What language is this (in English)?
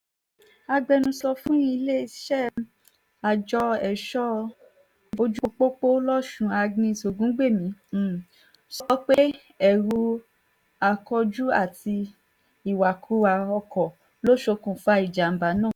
Yoruba